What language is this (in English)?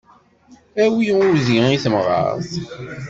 Kabyle